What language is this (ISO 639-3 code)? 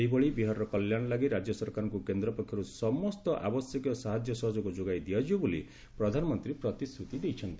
ori